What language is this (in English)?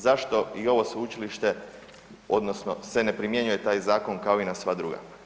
Croatian